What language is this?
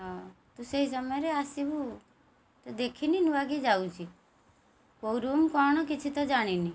Odia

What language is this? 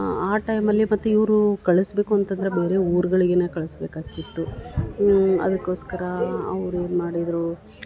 Kannada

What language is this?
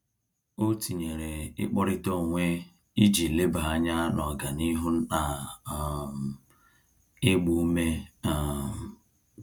Igbo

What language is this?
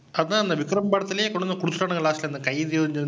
Tamil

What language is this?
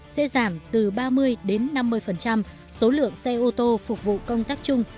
Vietnamese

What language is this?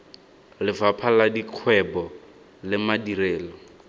Tswana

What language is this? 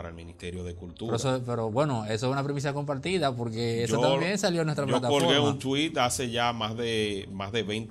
Spanish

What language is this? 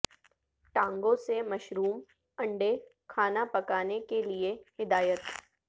Urdu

